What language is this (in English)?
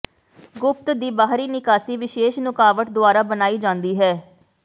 Punjabi